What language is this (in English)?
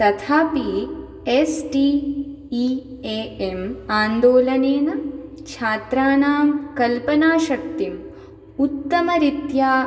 Sanskrit